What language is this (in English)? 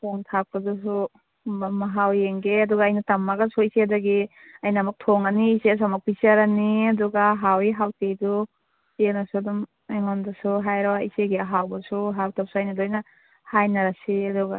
Manipuri